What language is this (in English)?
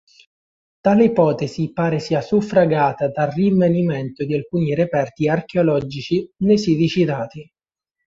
Italian